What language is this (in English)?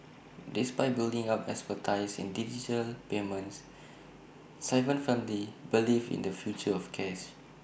English